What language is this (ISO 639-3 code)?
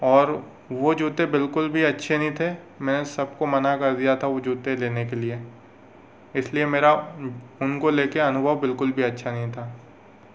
hin